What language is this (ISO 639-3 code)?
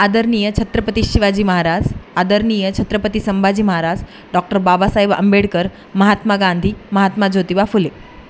mar